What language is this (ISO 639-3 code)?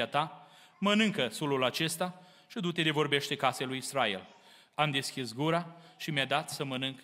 ron